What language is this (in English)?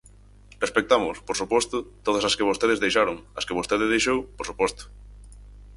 Galician